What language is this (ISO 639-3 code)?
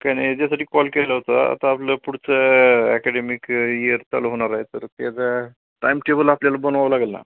mar